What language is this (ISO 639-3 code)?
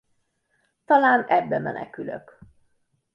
hun